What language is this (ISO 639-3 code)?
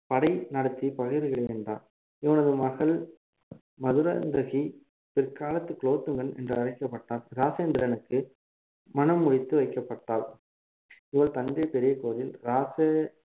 tam